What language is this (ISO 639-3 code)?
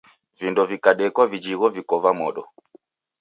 dav